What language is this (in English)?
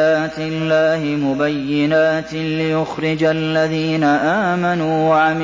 Arabic